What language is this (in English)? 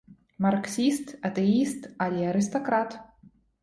Belarusian